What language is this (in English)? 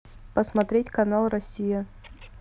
Russian